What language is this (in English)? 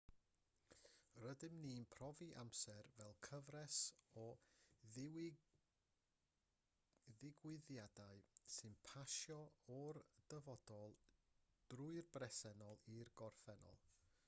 Welsh